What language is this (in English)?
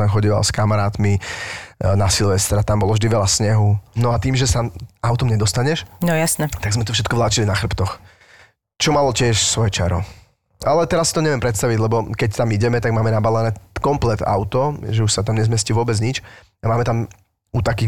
Slovak